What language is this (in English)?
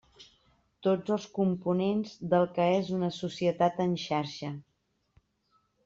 Catalan